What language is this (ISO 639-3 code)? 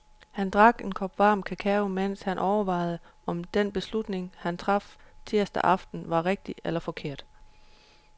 dan